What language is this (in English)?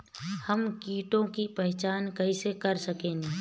Bhojpuri